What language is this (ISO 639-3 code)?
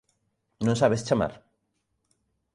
glg